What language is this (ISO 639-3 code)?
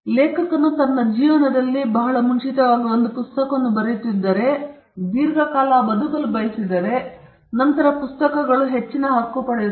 kan